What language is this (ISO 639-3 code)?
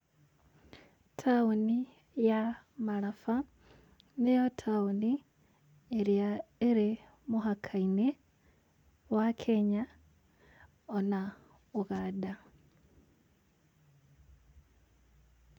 kik